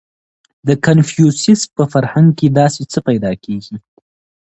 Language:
Pashto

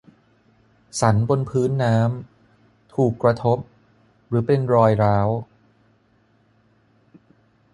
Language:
Thai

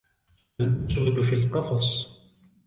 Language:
Arabic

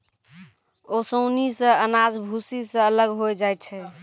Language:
Maithili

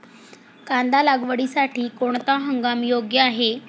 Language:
Marathi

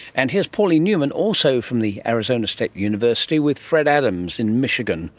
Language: English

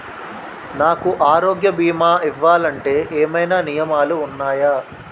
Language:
Telugu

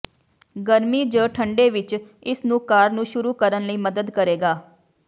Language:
Punjabi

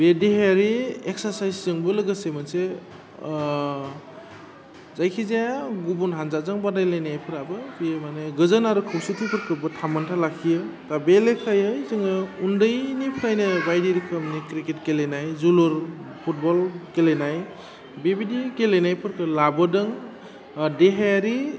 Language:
Bodo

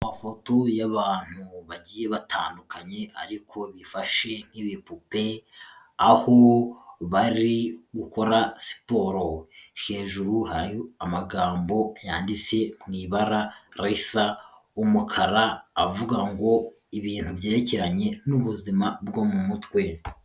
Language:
Kinyarwanda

